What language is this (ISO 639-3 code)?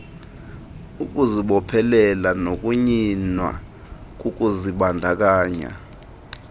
xho